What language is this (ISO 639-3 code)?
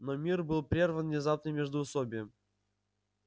rus